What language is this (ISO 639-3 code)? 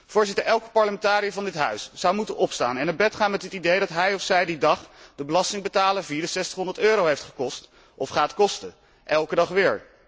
nld